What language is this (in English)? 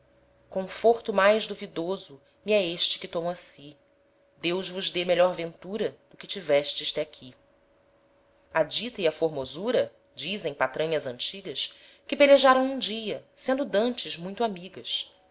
Portuguese